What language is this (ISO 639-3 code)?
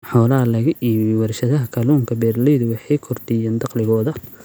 som